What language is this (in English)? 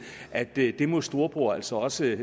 Danish